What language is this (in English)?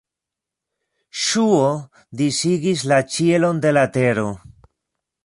Esperanto